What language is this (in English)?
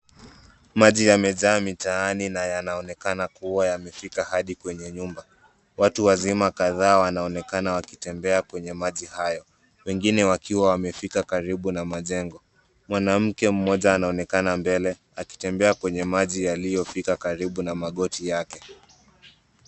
Swahili